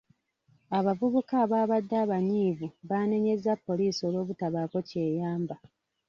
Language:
Ganda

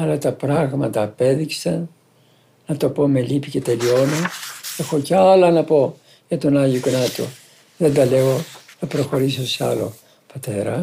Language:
Greek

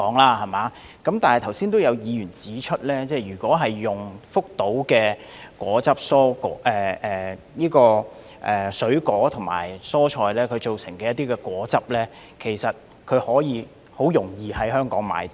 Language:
Cantonese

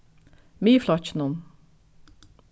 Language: Faroese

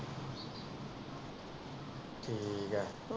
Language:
Punjabi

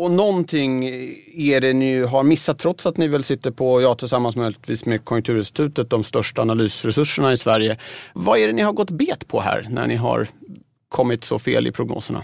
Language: Swedish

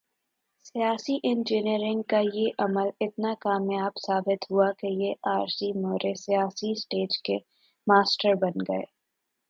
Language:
Urdu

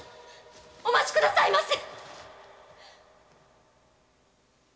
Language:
Japanese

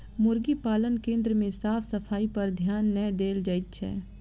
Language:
Maithili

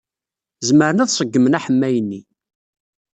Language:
Kabyle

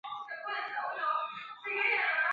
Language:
Chinese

